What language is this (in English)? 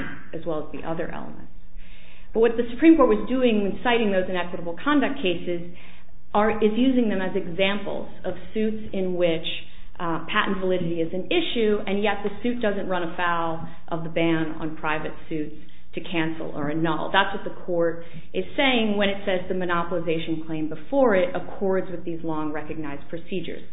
English